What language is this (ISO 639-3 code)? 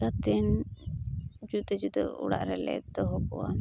sat